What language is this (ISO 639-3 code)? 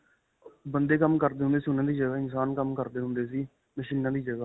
pan